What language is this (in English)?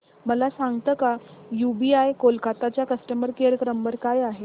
Marathi